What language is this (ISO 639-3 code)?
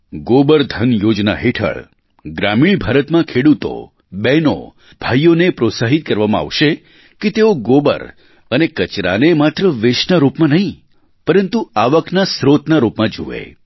guj